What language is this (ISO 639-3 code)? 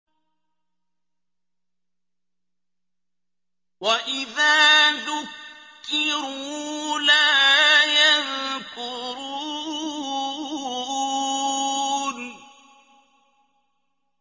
ara